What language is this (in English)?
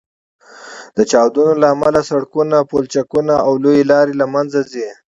Pashto